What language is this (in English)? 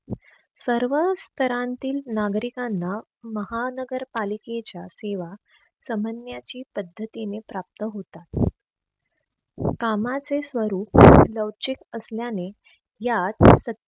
Marathi